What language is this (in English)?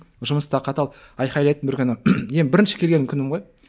Kazakh